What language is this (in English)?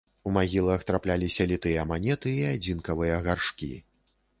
Belarusian